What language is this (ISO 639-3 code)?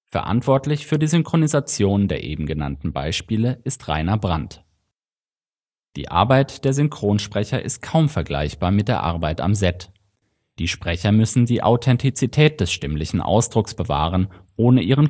deu